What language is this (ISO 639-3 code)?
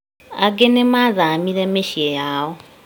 kik